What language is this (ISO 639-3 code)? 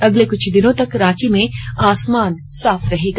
hin